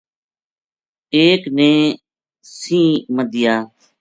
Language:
Gujari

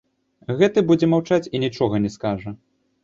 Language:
Belarusian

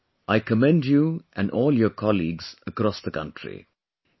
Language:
English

